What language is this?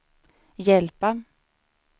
Swedish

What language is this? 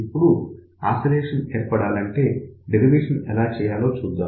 Telugu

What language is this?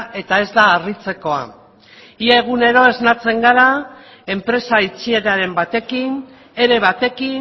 Basque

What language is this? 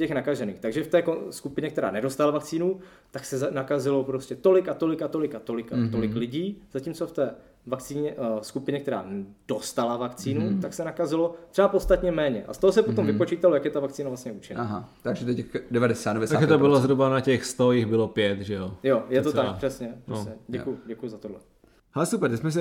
Czech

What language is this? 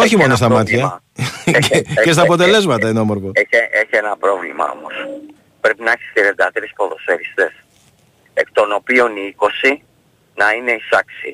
Greek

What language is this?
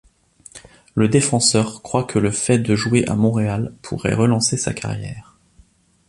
French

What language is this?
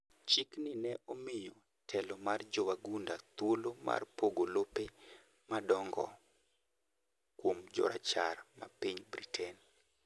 Luo (Kenya and Tanzania)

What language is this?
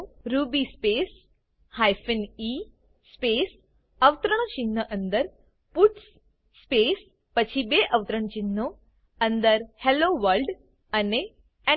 Gujarati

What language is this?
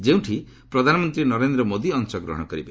Odia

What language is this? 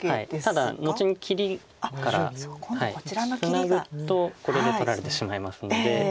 Japanese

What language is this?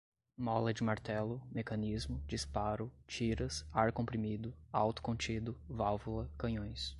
Portuguese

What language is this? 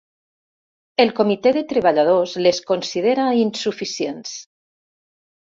Catalan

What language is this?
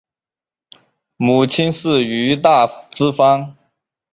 Chinese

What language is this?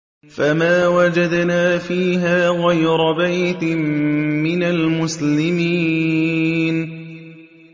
Arabic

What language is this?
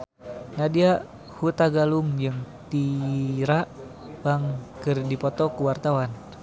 Sundanese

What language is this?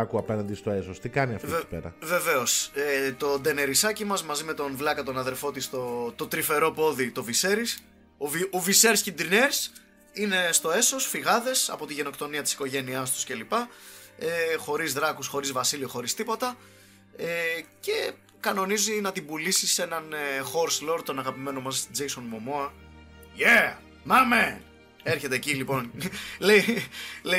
Greek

